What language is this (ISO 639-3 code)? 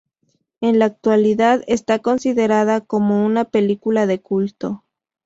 spa